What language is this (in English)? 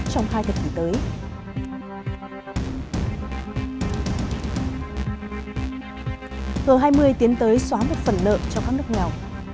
Vietnamese